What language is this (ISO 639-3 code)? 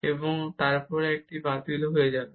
ben